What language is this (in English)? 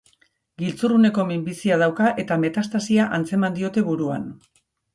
Basque